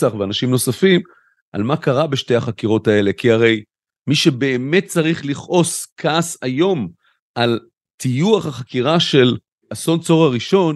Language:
Hebrew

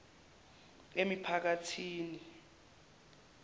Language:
Zulu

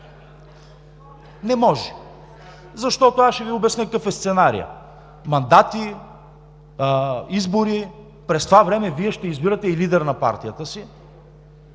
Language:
Bulgarian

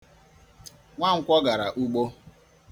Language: Igbo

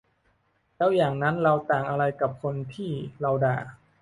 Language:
Thai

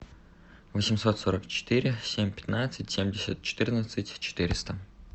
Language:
Russian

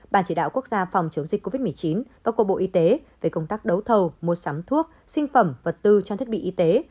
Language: Vietnamese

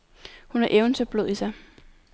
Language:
Danish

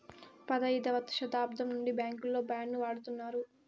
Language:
Telugu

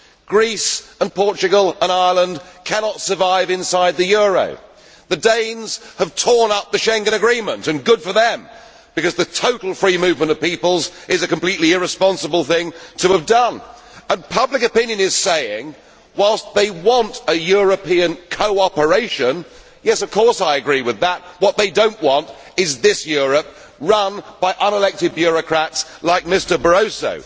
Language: English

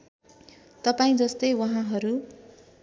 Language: Nepali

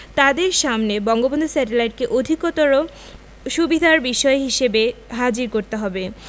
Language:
Bangla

